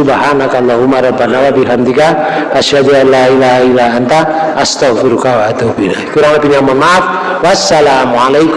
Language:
Indonesian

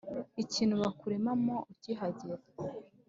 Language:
Kinyarwanda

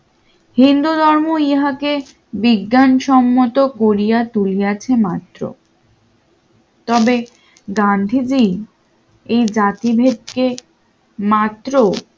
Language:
Bangla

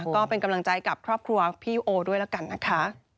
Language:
Thai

